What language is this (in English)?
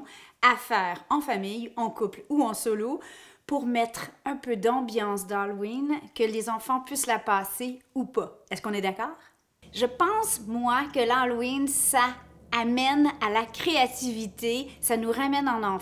French